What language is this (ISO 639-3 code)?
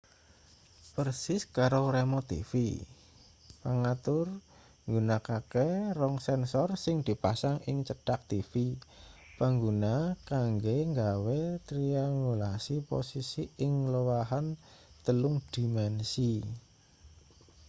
jav